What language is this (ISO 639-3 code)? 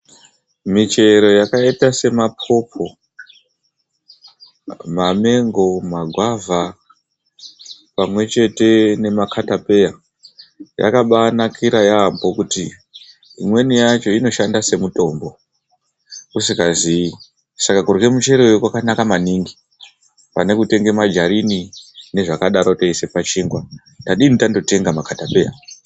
ndc